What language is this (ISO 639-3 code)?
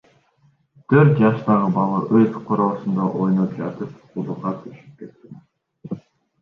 kir